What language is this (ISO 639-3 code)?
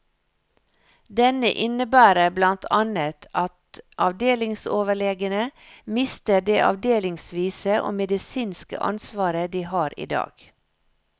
nor